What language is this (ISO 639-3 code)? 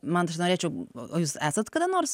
lit